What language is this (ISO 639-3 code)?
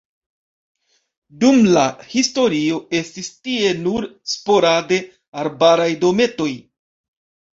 epo